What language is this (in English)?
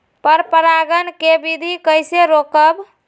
Magahi